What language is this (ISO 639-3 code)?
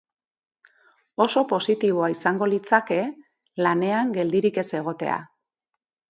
eus